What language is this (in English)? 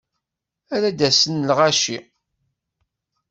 Kabyle